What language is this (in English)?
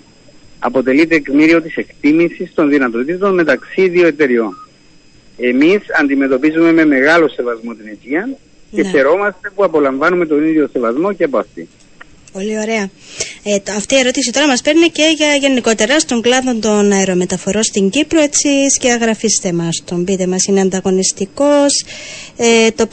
Greek